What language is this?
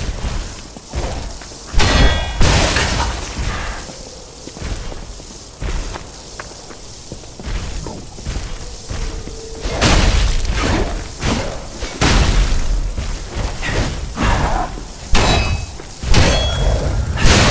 Polish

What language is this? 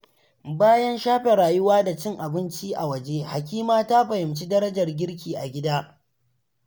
Hausa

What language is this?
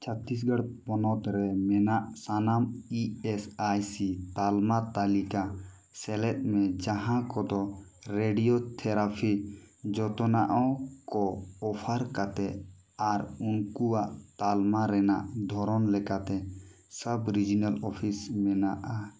Santali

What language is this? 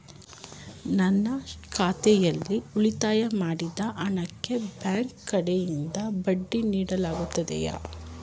Kannada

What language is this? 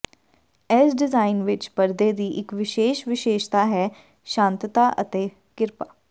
Punjabi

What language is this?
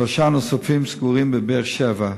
Hebrew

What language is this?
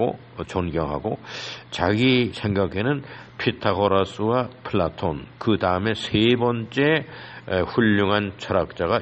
Korean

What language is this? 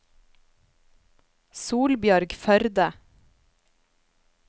Norwegian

